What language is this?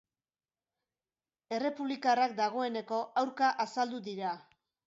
Basque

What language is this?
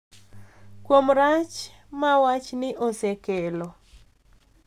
Luo (Kenya and Tanzania)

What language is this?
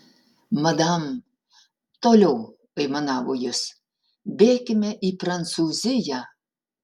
Lithuanian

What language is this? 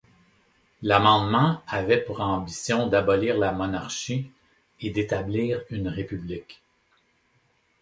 French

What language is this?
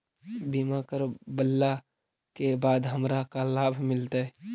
Magahi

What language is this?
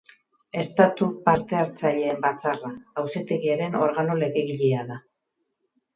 Basque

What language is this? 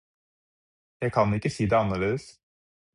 Norwegian Bokmål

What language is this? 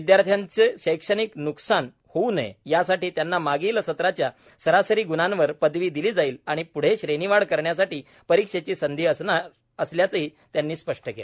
Marathi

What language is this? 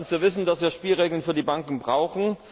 German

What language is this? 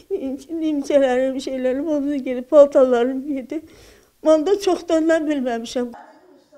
Turkish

